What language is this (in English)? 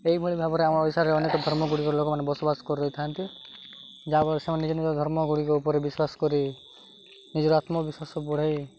Odia